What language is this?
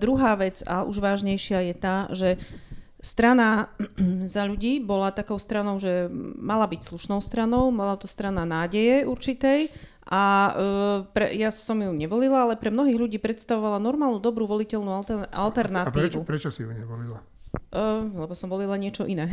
Slovak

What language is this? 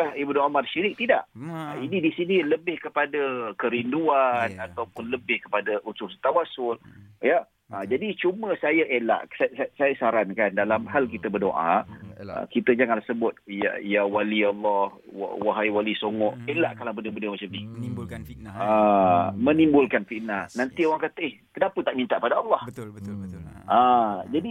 Malay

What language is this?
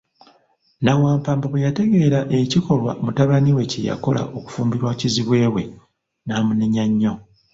Ganda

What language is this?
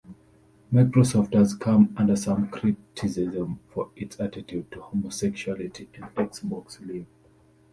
English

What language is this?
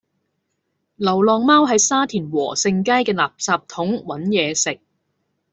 Cantonese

